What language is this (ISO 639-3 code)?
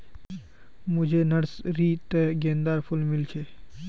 mag